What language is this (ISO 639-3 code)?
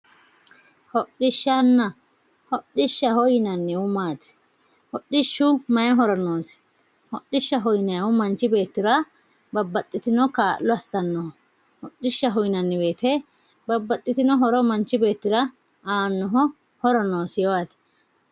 sid